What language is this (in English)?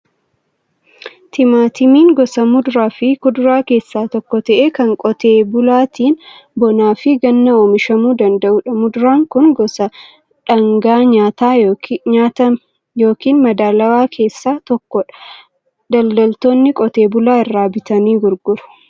Oromo